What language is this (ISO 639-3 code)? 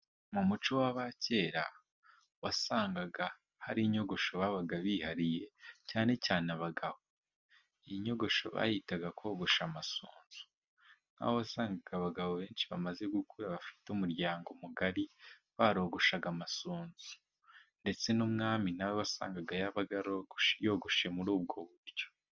kin